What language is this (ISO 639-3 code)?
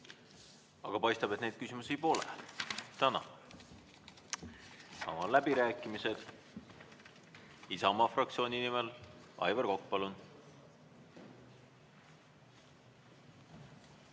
est